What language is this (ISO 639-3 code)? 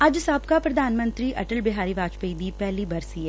pan